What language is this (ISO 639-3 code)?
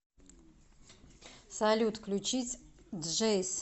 rus